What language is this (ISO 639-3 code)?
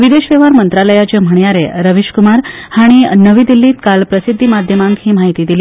kok